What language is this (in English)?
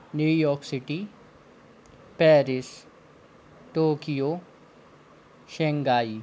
Hindi